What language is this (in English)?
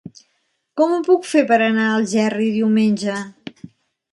Catalan